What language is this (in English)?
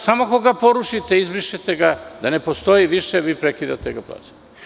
Serbian